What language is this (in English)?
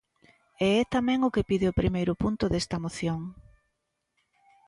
Galician